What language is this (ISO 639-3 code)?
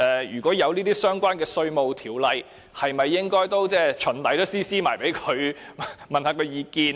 yue